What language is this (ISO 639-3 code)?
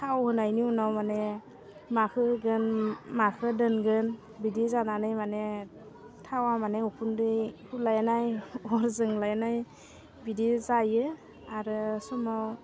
brx